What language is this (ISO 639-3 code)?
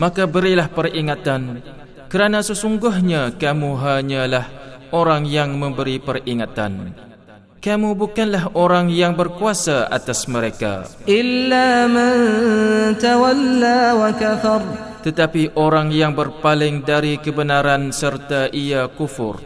msa